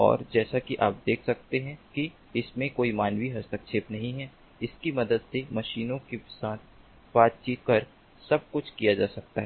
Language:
Hindi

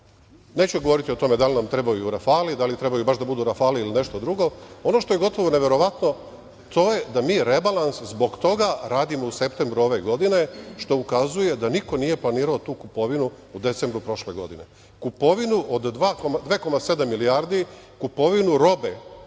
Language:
Serbian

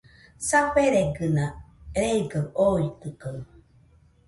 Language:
Nüpode Huitoto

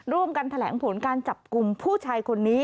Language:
Thai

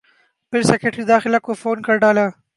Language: Urdu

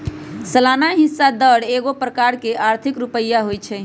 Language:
Magahi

